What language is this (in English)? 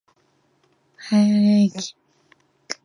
Japanese